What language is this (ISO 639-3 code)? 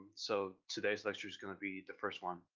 eng